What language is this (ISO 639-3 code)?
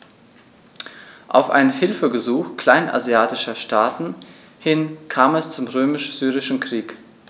deu